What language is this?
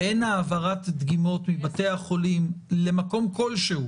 Hebrew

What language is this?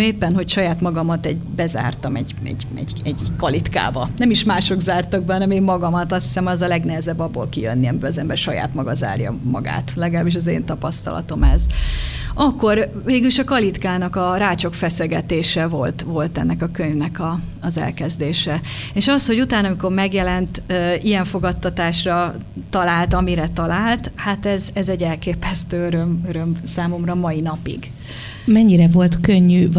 Hungarian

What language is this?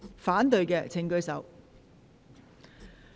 Cantonese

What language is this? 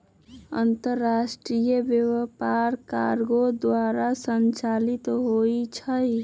Magahi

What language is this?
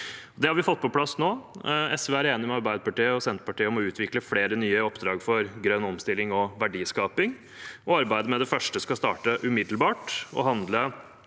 Norwegian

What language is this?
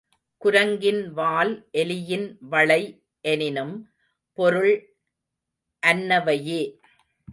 Tamil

